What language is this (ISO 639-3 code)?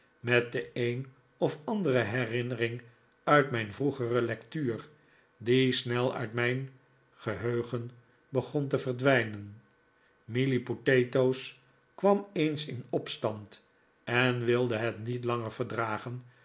nld